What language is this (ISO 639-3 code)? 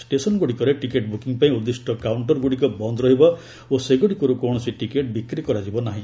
ori